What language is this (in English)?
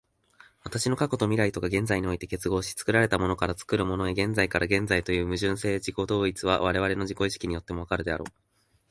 Japanese